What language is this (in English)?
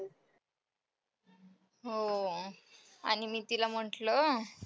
Marathi